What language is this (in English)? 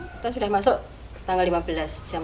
Indonesian